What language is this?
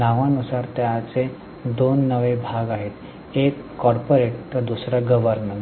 Marathi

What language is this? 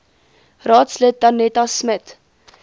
Afrikaans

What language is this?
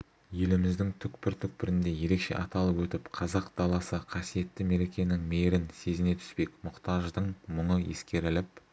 Kazakh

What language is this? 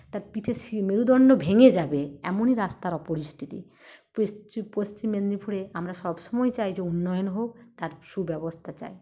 Bangla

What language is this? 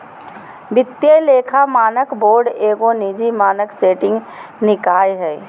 Magahi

